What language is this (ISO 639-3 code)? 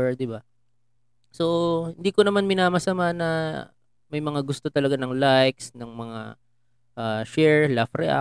fil